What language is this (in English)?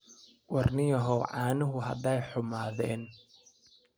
Somali